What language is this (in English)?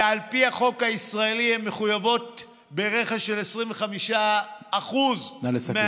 Hebrew